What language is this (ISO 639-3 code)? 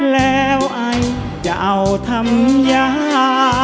tha